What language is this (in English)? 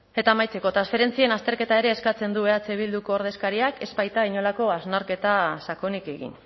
Basque